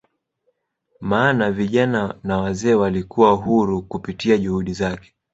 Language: Swahili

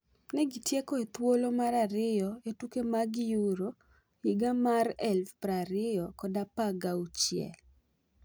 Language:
Luo (Kenya and Tanzania)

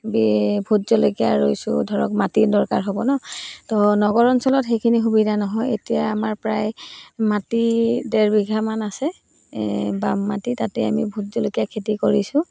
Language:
Assamese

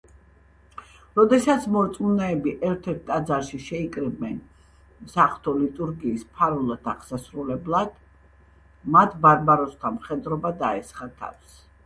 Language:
Georgian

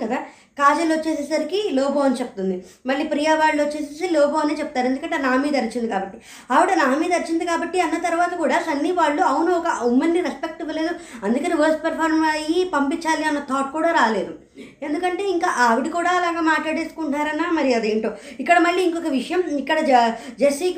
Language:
Telugu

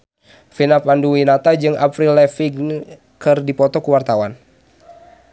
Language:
Sundanese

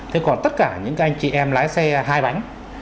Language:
Vietnamese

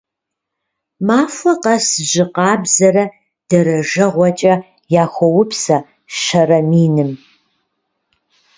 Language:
Kabardian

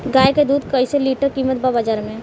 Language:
Bhojpuri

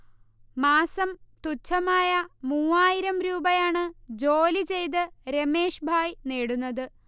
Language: Malayalam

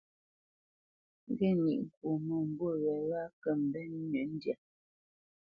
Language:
Bamenyam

